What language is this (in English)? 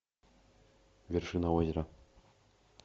Russian